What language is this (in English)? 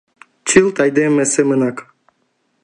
Mari